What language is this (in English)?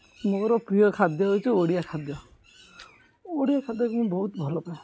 Odia